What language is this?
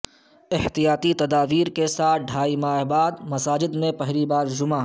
Urdu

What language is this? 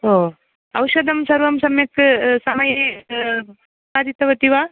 Sanskrit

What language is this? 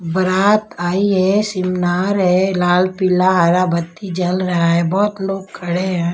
Hindi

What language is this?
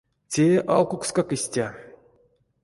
Erzya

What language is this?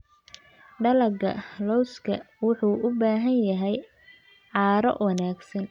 Somali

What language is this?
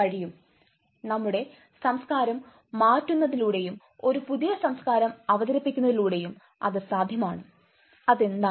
Malayalam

